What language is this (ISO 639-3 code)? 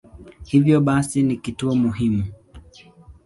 swa